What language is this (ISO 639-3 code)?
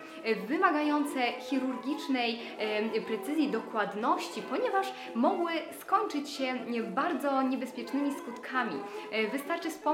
pol